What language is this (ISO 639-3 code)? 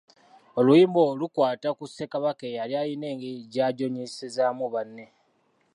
lug